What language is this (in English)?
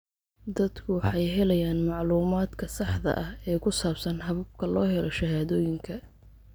Somali